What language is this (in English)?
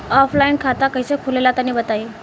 Bhojpuri